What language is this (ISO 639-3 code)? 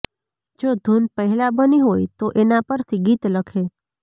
guj